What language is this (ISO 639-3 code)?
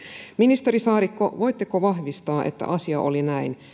fin